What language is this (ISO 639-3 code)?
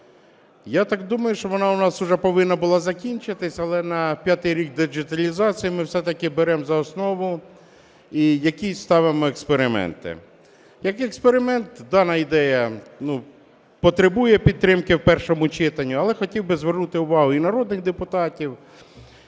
ukr